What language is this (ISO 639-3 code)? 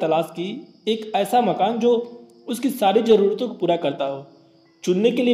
hin